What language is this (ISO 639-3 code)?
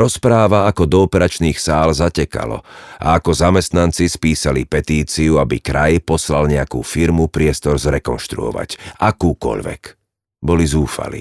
slk